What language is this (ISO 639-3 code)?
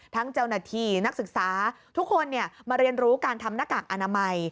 tha